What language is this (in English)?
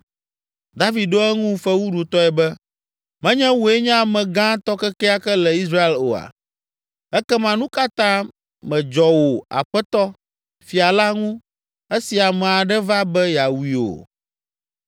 Ewe